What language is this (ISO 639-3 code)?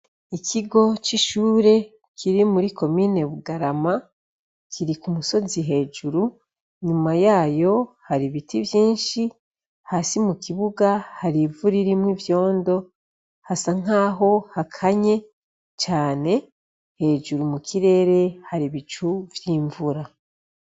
run